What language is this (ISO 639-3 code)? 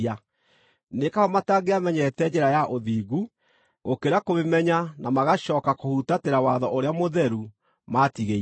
kik